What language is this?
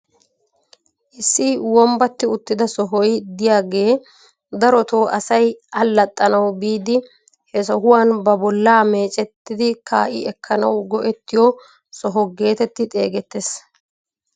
Wolaytta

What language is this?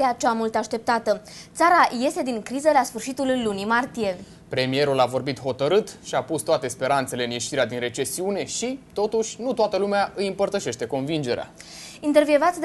Romanian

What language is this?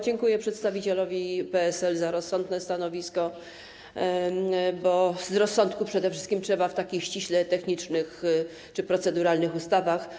Polish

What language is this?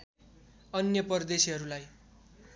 Nepali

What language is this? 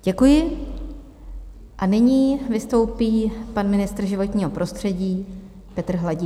Czech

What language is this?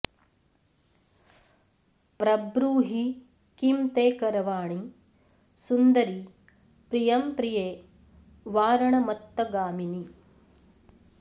Sanskrit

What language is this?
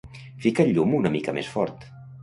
Catalan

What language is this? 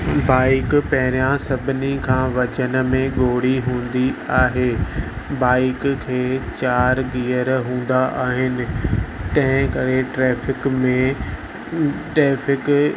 Sindhi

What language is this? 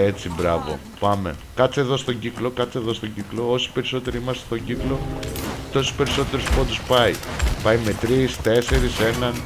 Greek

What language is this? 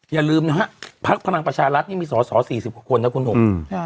Thai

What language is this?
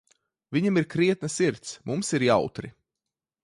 Latvian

